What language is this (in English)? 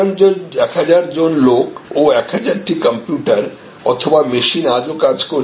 Bangla